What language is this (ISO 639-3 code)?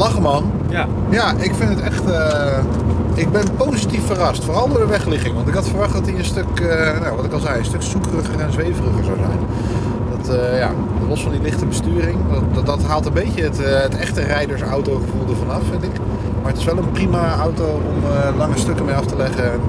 nld